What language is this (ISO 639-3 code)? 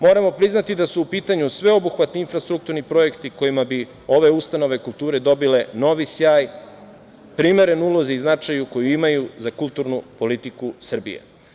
srp